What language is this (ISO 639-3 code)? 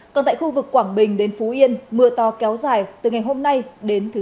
vie